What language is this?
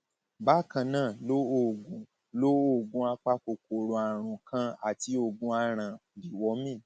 Yoruba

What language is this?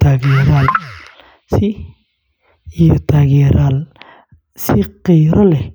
Somali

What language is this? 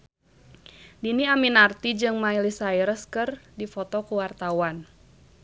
Sundanese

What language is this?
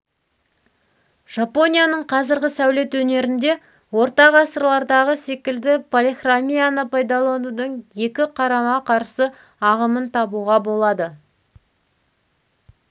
Kazakh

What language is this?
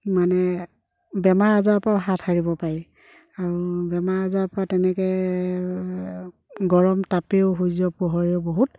Assamese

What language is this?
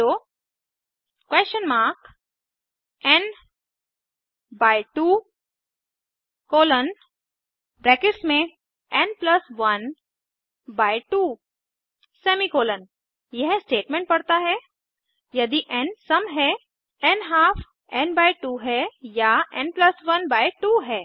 Hindi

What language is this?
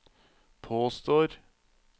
Norwegian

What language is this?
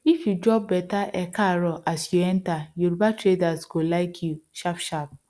Nigerian Pidgin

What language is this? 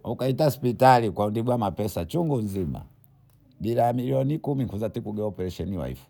Bondei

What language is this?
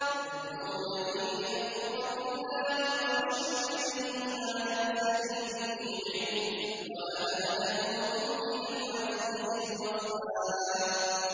Arabic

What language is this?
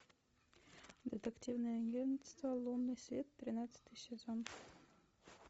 Russian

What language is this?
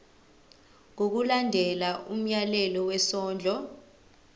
Zulu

